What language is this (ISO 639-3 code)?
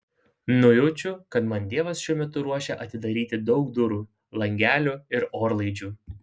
lit